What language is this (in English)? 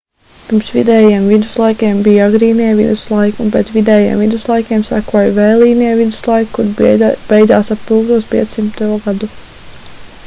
Latvian